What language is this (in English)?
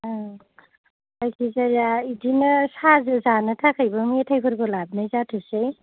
Bodo